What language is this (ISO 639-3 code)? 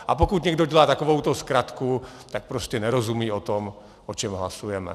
ces